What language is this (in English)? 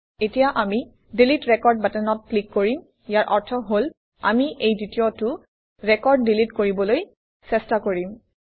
Assamese